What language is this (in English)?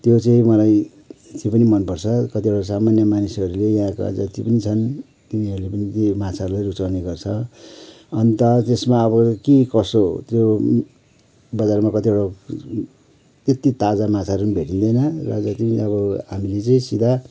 Nepali